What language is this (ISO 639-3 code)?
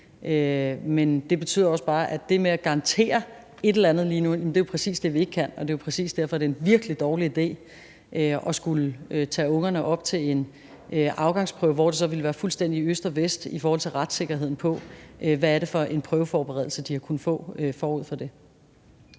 dan